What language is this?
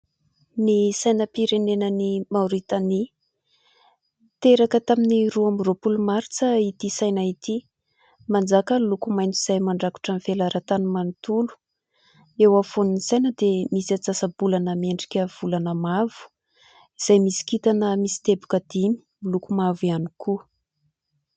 Malagasy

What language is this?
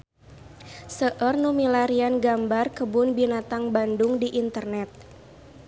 Sundanese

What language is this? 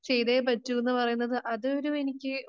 Malayalam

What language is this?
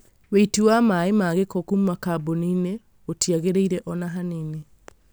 Kikuyu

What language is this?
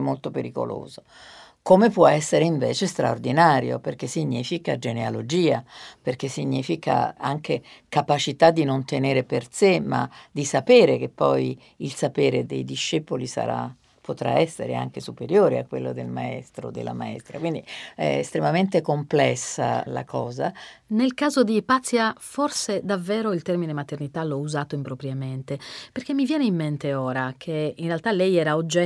Italian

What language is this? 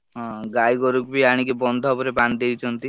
Odia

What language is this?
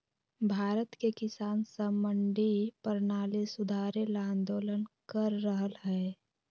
Magahi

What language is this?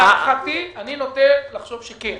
Hebrew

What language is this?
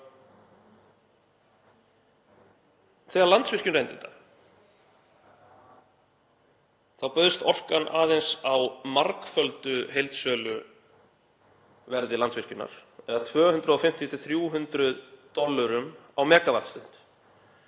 Icelandic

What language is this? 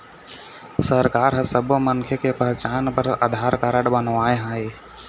Chhattisgarhi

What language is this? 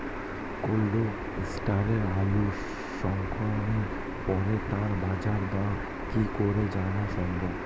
Bangla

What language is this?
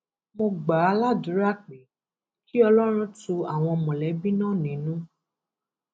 Yoruba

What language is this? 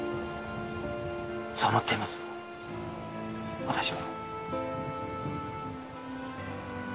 Japanese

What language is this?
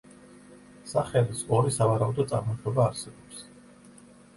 Georgian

